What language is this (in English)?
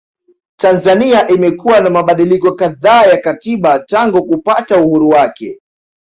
Swahili